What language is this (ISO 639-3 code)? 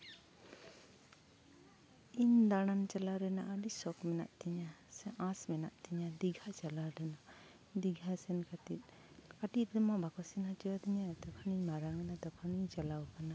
sat